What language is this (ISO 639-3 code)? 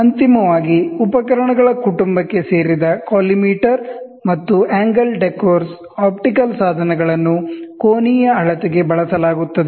kan